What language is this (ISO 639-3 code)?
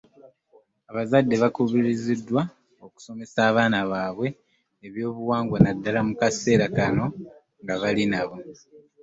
lug